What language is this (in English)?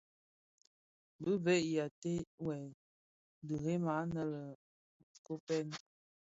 Bafia